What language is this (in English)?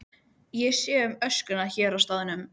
Icelandic